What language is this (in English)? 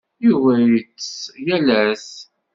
Kabyle